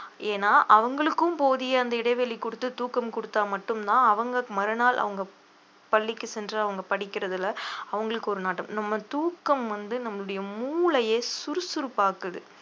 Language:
Tamil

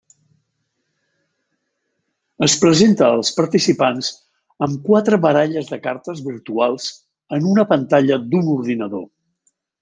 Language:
Catalan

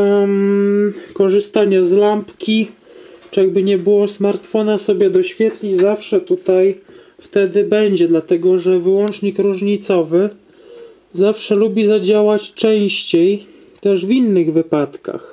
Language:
Polish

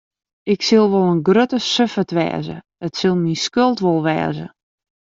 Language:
Western Frisian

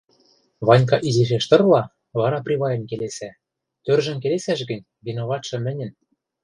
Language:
Western Mari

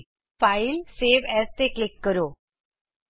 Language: Punjabi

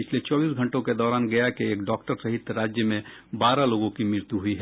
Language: Hindi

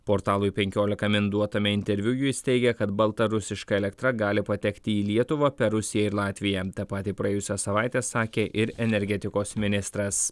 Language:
Lithuanian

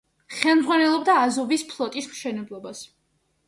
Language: Georgian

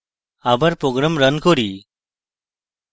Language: Bangla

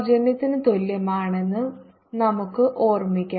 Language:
Malayalam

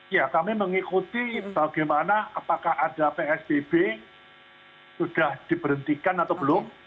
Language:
Indonesian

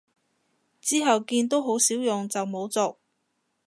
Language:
Cantonese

